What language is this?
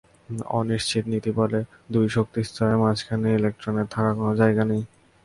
Bangla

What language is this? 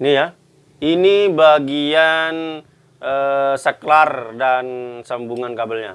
Indonesian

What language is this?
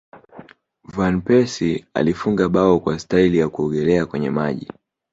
Swahili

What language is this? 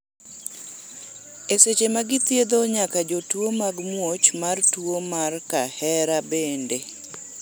Luo (Kenya and Tanzania)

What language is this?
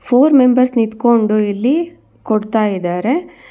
Kannada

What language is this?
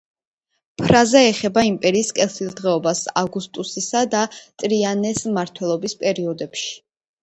Georgian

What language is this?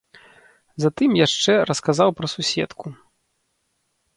Belarusian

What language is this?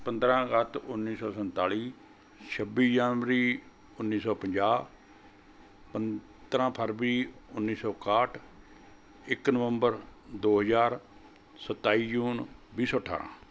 Punjabi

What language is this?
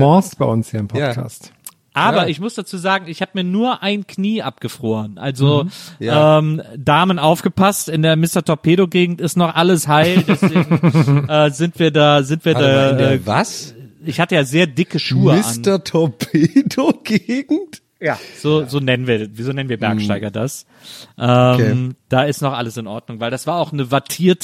German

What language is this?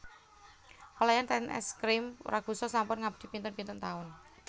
Javanese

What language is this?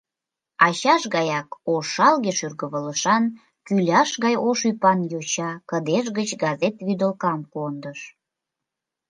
Mari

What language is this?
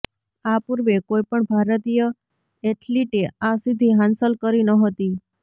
Gujarati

